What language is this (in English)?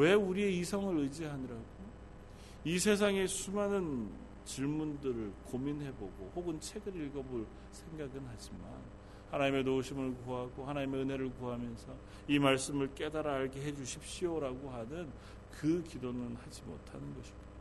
Korean